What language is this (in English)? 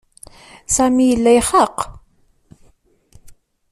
Kabyle